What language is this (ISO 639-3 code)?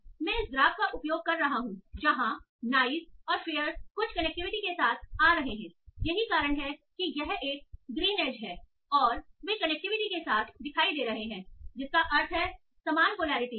hin